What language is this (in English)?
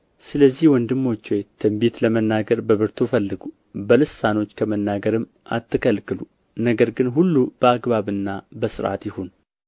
Amharic